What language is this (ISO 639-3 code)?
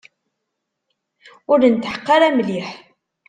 kab